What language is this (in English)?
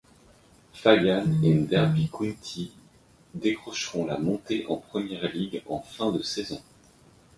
French